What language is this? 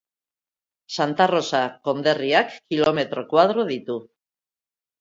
Basque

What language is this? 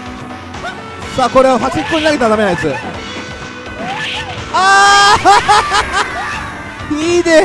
Japanese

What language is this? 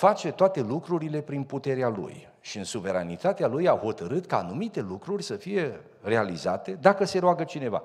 Romanian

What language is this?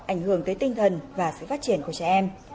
Vietnamese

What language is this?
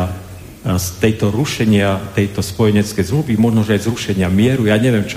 Slovak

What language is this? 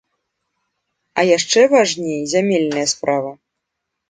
Belarusian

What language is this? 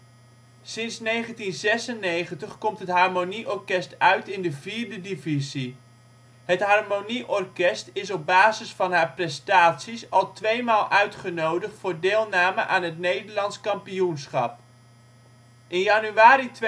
Dutch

